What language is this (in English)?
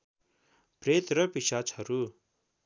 Nepali